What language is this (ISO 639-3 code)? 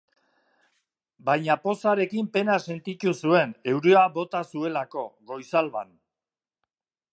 eus